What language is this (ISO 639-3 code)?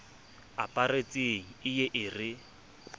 sot